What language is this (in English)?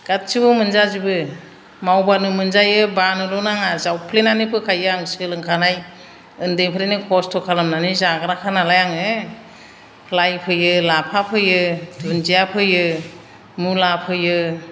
Bodo